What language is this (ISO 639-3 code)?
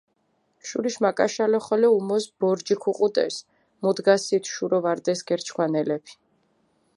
xmf